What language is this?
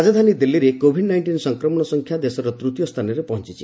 Odia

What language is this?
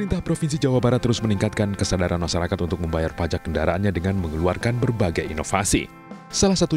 Indonesian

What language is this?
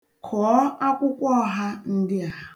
Igbo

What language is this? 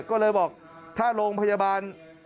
Thai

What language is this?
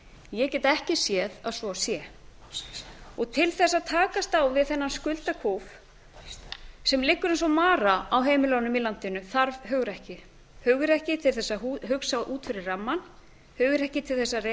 Icelandic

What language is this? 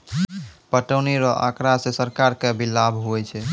Maithili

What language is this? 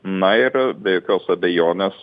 Lithuanian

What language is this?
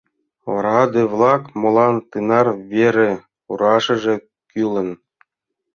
Mari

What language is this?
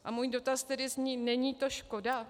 Czech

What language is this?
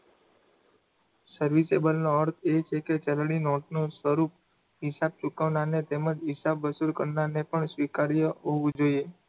Gujarati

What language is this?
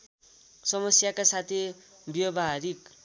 Nepali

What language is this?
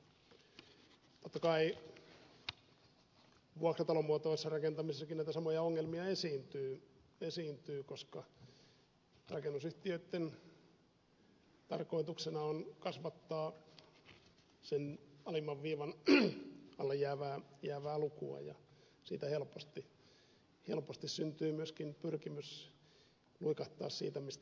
Finnish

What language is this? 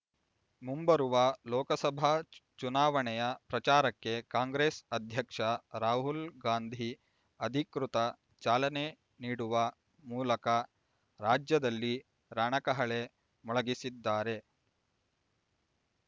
Kannada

